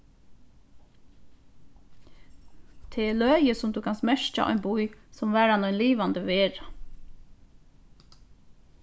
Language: Faroese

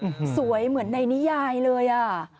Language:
Thai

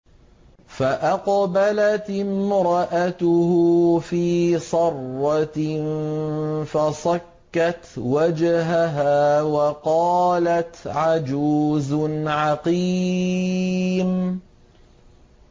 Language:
Arabic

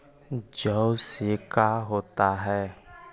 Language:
Magahi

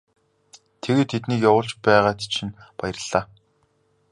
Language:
Mongolian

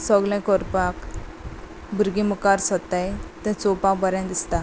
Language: Konkani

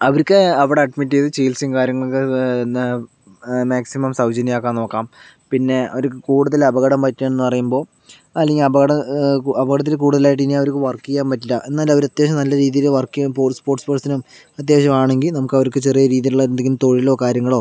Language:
Malayalam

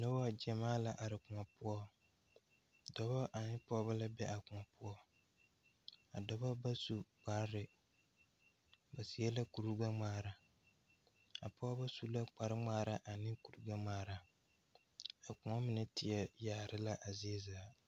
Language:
Southern Dagaare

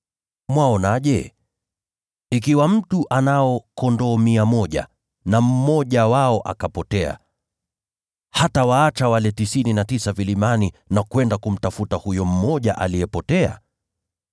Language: Swahili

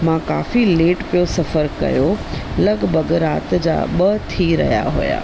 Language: Sindhi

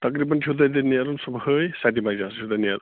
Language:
Kashmiri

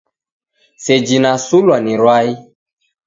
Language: Taita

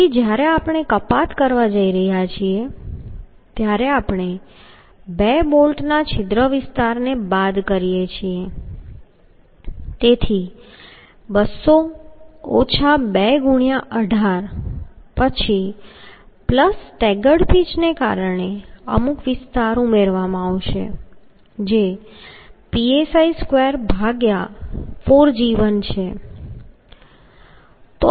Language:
Gujarati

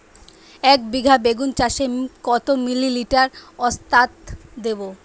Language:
Bangla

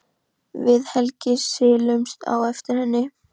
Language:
Icelandic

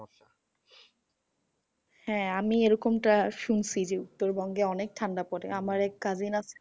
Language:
Bangla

